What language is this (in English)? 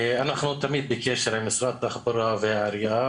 Hebrew